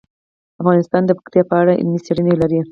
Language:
Pashto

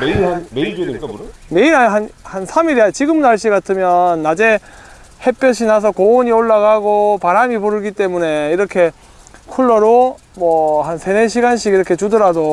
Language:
Korean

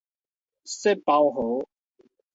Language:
Min Nan Chinese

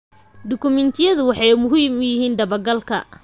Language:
Somali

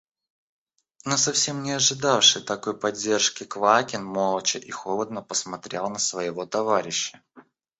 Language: Russian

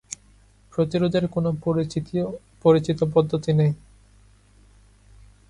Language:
Bangla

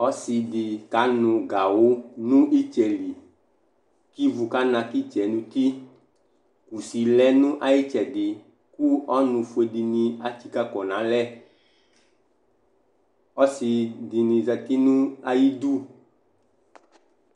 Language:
Ikposo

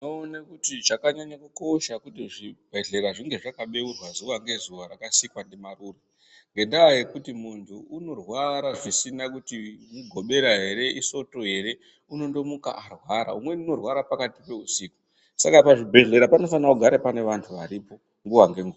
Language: Ndau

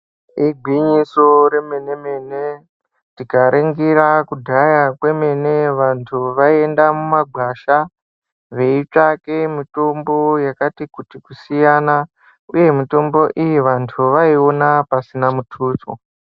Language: Ndau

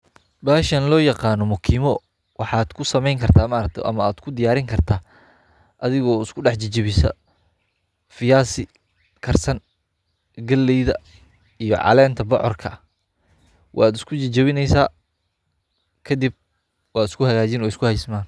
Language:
Somali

